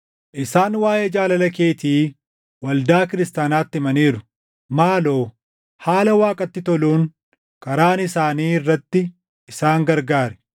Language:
Oromo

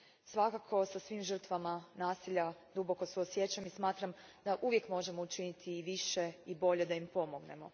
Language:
Croatian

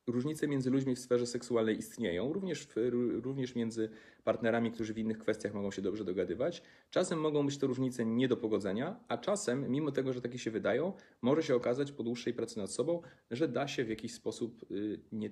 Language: Polish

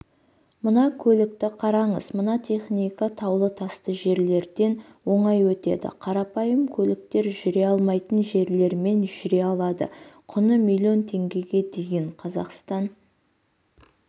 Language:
Kazakh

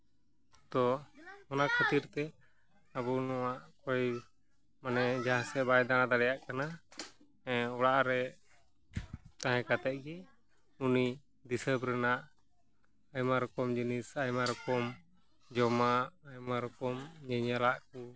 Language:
Santali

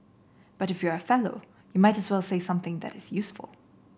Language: English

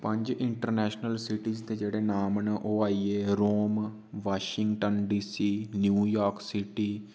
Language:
Dogri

